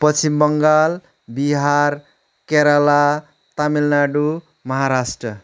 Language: Nepali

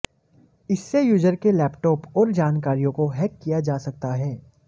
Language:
Hindi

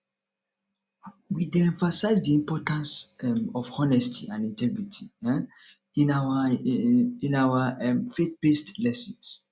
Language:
Nigerian Pidgin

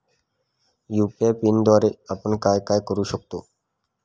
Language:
Marathi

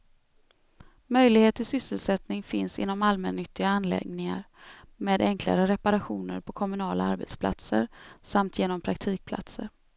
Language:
Swedish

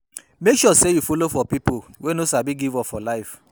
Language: Nigerian Pidgin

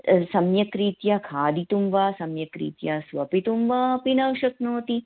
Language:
Sanskrit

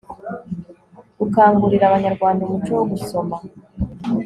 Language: Kinyarwanda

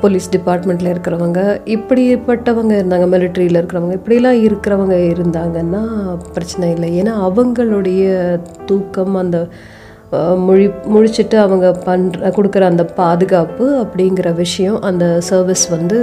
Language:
Tamil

